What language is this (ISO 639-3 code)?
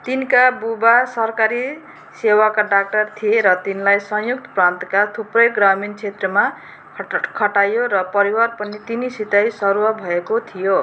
nep